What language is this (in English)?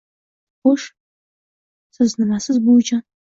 Uzbek